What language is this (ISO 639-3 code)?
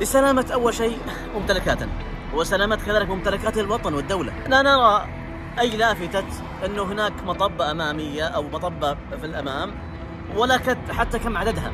ara